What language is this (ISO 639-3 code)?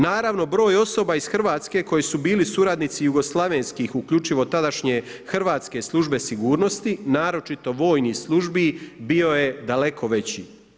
hrv